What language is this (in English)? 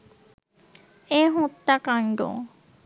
Bangla